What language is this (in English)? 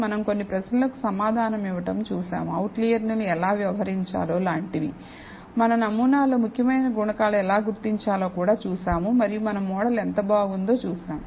Telugu